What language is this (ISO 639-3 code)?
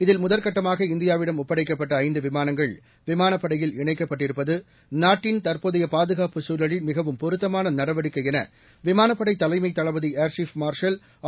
tam